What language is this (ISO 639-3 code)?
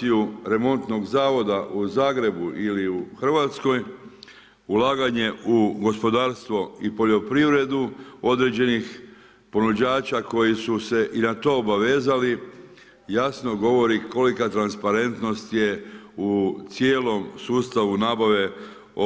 hrv